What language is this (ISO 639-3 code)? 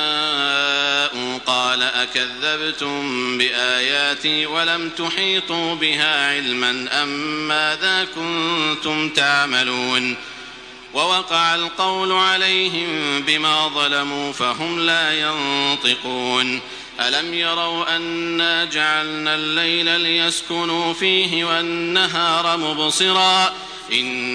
ara